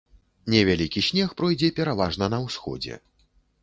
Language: Belarusian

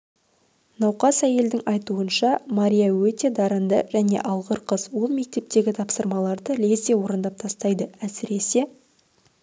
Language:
Kazakh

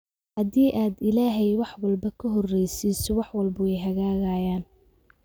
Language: Somali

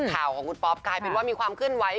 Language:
Thai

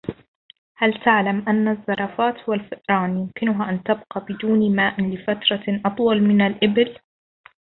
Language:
Arabic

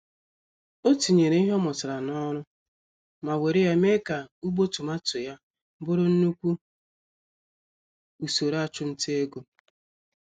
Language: Igbo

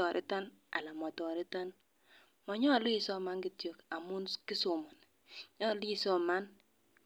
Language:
Kalenjin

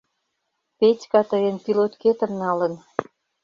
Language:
Mari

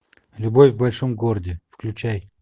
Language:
Russian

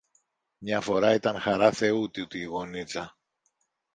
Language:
Greek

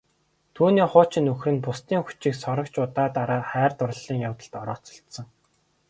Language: Mongolian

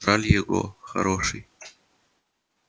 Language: Russian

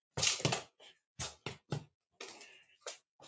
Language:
Icelandic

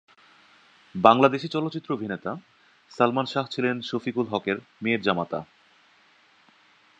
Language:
Bangla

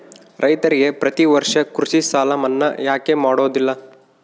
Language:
Kannada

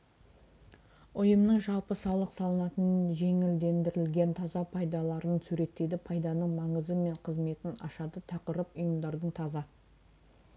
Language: Kazakh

